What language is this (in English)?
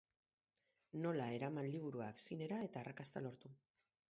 Basque